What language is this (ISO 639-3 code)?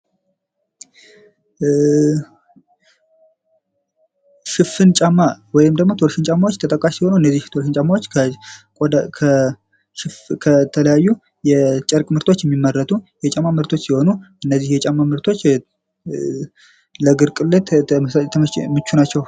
amh